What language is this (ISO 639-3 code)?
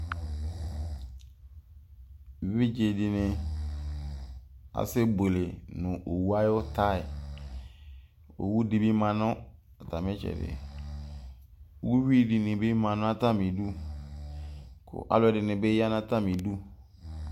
kpo